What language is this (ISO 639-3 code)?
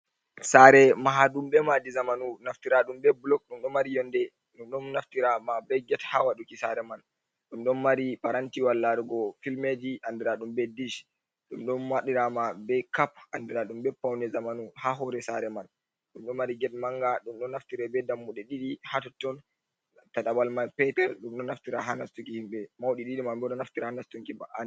ful